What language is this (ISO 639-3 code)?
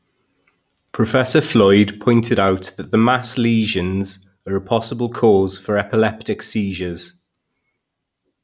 eng